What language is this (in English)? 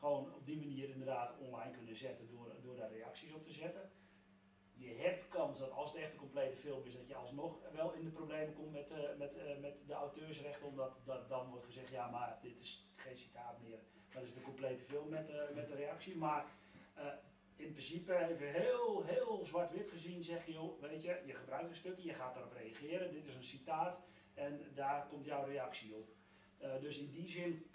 Dutch